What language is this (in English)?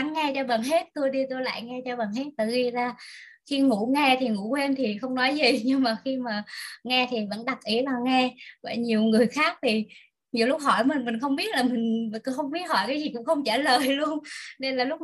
Vietnamese